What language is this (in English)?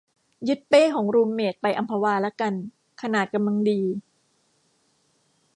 Thai